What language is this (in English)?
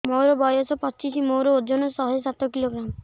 Odia